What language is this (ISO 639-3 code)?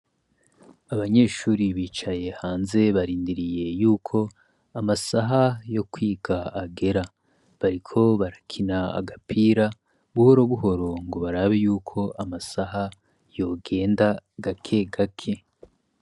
run